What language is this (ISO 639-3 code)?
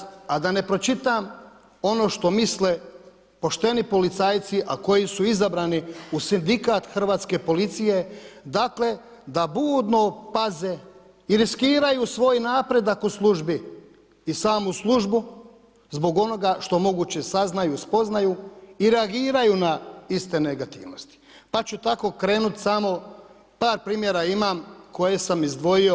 hrv